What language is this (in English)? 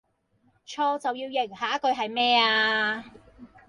Cantonese